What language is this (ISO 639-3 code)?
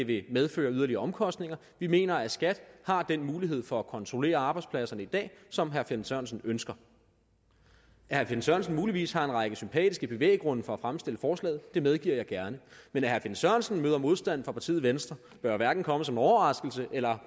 dan